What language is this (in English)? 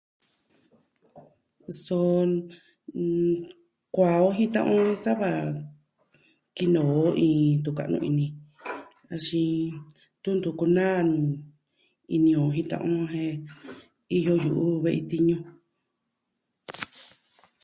Southwestern Tlaxiaco Mixtec